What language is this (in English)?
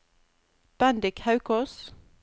Norwegian